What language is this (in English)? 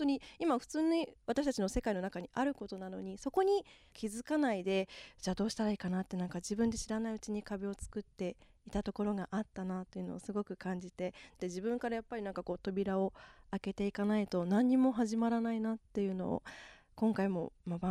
Japanese